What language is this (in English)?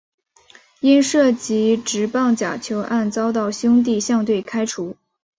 Chinese